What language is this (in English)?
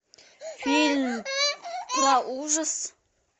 Russian